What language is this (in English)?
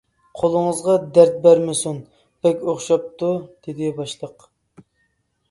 Uyghur